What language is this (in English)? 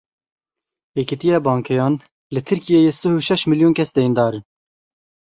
Kurdish